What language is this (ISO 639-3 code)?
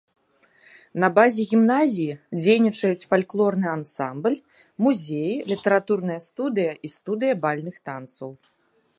bel